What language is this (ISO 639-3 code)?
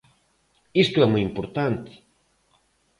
glg